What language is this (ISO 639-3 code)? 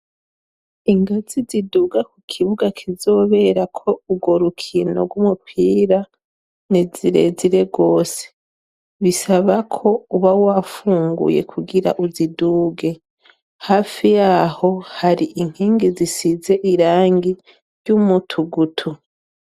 run